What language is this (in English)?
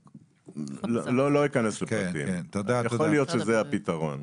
Hebrew